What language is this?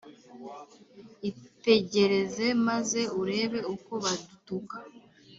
Kinyarwanda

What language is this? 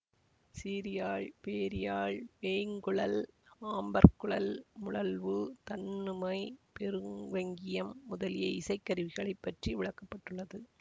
Tamil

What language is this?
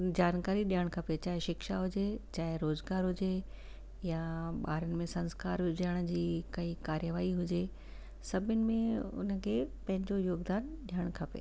Sindhi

